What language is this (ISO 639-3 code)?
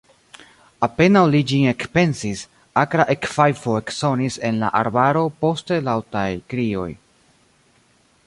epo